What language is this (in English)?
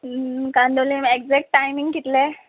Konkani